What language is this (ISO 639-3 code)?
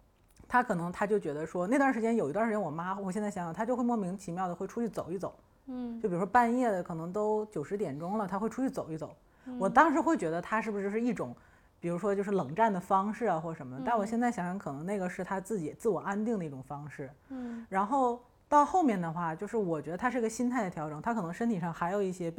zho